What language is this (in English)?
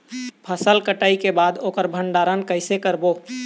Chhattisgarhi